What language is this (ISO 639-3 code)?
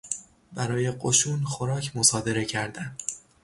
fas